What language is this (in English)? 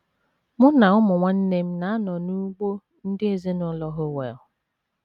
Igbo